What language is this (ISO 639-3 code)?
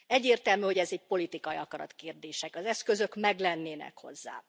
hun